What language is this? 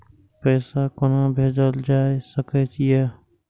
Maithili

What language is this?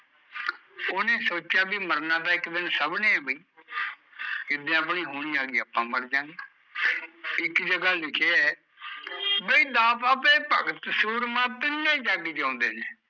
Punjabi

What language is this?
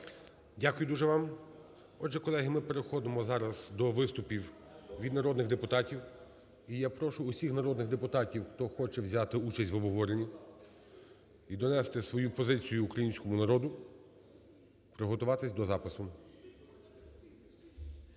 Ukrainian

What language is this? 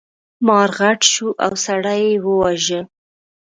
Pashto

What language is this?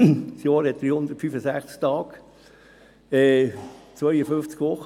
Swiss German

